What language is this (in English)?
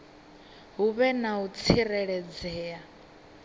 Venda